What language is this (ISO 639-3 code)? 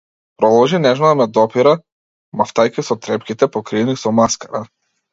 mkd